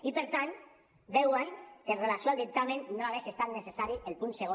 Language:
Catalan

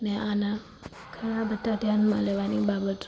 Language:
Gujarati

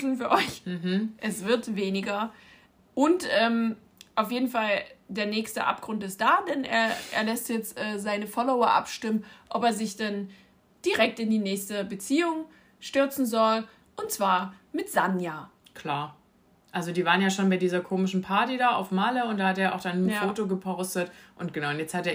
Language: German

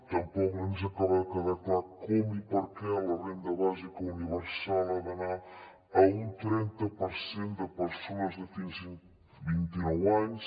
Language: Catalan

